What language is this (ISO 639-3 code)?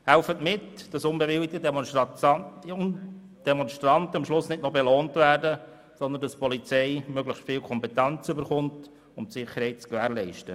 gsw